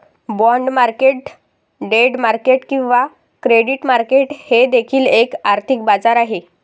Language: Marathi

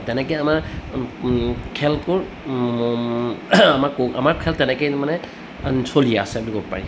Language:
Assamese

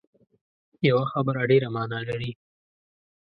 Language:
Pashto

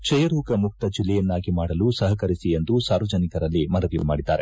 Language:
Kannada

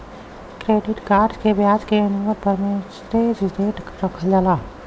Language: Bhojpuri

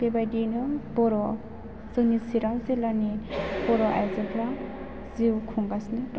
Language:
Bodo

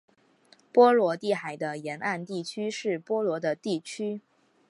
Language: Chinese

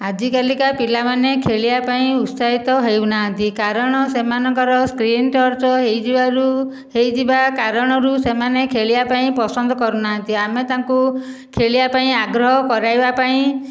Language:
Odia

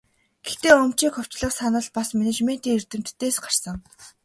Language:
Mongolian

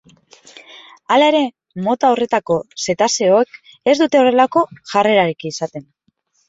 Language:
Basque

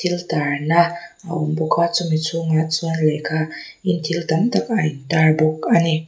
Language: Mizo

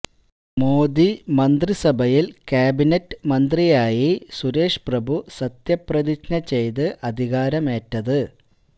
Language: Malayalam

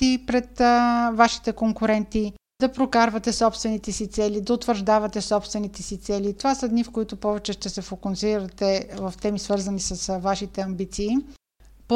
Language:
Bulgarian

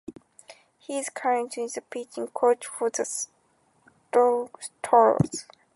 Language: English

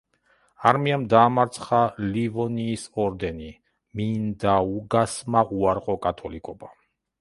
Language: Georgian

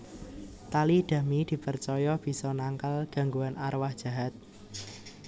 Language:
Javanese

